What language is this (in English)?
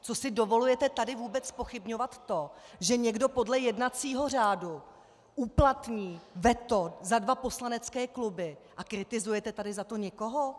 Czech